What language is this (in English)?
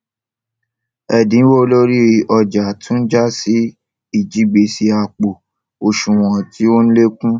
Yoruba